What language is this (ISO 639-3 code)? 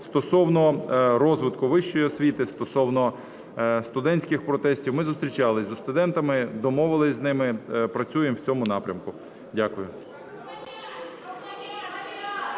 ukr